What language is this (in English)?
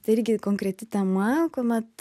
Lithuanian